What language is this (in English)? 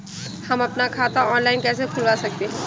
Hindi